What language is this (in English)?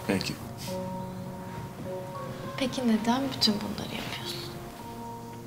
Turkish